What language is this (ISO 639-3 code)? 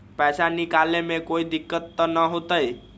mag